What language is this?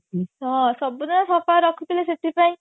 Odia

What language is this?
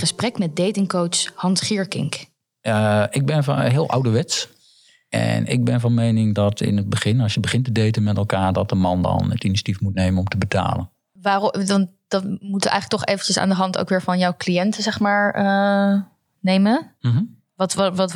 Dutch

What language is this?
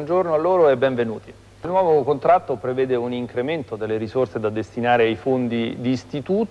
Italian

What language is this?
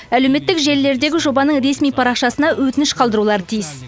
Kazakh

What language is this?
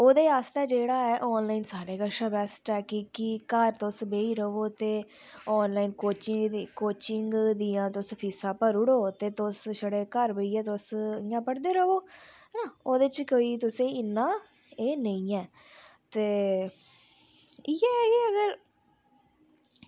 Dogri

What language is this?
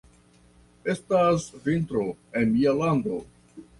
Esperanto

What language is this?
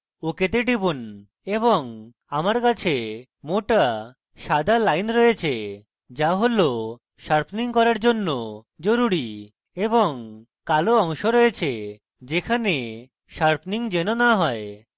Bangla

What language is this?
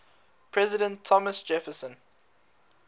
English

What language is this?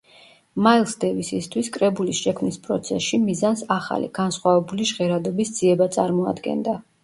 Georgian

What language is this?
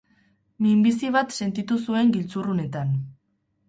Basque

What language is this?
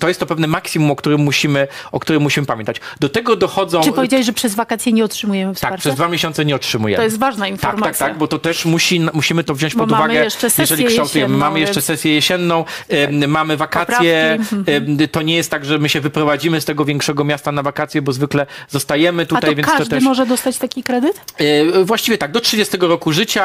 Polish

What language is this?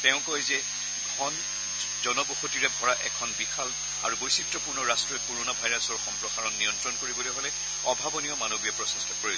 Assamese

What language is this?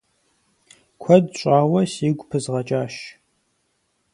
Kabardian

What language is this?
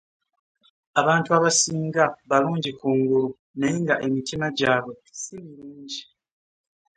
Ganda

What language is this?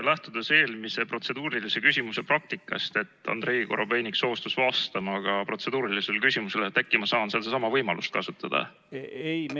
Estonian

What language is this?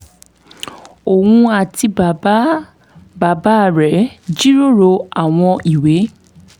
Yoruba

